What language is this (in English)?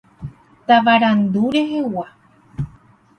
Guarani